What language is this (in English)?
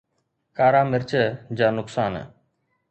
Sindhi